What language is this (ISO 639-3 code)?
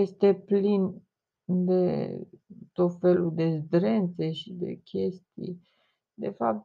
ron